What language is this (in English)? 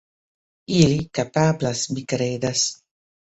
Esperanto